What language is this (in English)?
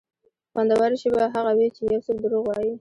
Pashto